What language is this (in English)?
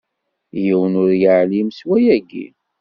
Kabyle